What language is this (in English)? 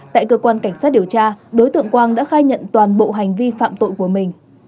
Vietnamese